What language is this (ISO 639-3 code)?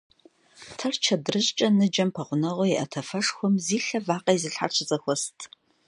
kbd